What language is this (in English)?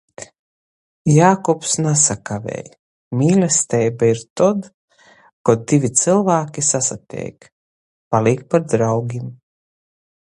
Latgalian